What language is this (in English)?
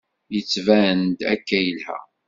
Kabyle